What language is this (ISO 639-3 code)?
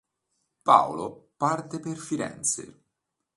ita